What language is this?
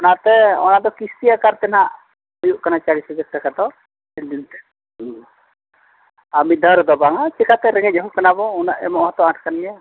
Santali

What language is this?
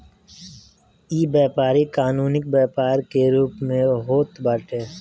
Bhojpuri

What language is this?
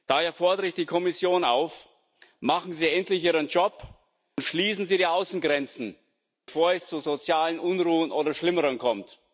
German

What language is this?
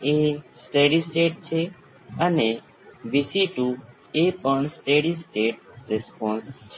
Gujarati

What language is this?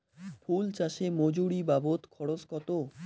Bangla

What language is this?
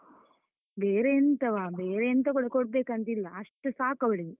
Kannada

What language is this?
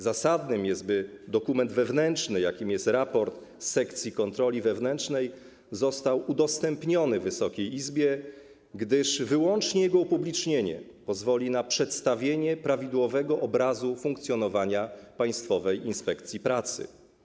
Polish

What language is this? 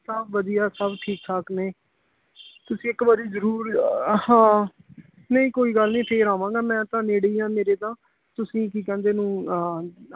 Punjabi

